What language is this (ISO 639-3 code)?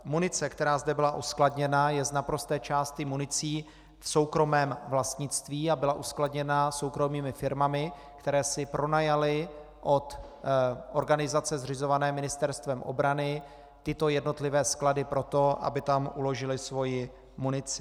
ces